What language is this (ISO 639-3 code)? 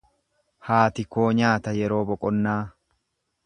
orm